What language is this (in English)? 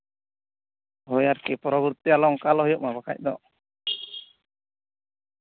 Santali